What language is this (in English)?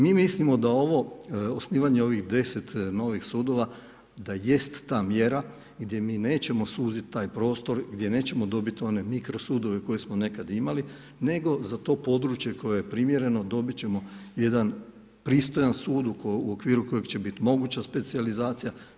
Croatian